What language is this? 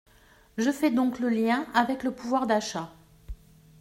French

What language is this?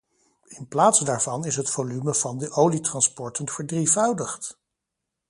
Dutch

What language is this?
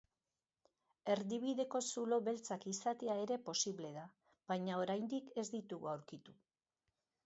Basque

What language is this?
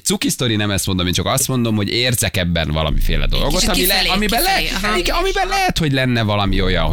Hungarian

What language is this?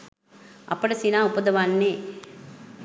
Sinhala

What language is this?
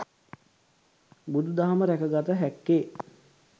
Sinhala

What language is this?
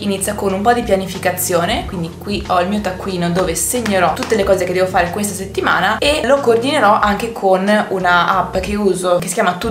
Italian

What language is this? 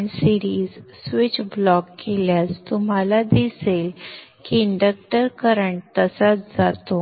Marathi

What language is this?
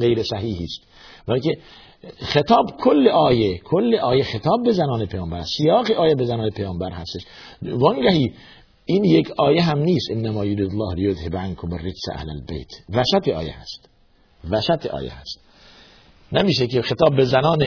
Persian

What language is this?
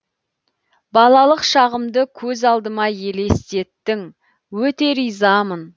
Kazakh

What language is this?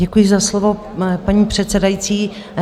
Czech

